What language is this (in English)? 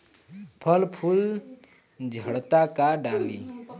Bhojpuri